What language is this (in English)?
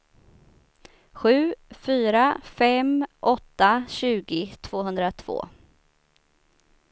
Swedish